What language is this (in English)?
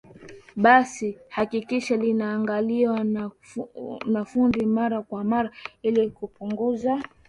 Swahili